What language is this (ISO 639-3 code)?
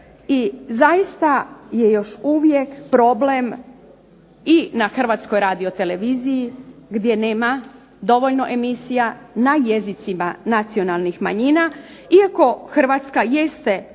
hrv